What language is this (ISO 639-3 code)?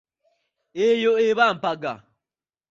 lug